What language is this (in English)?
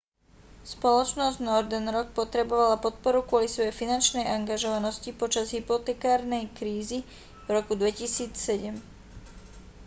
Slovak